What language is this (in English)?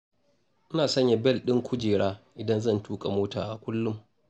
Hausa